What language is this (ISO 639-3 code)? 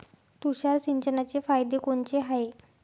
mar